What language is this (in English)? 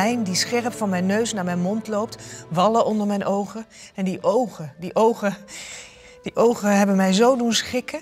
Dutch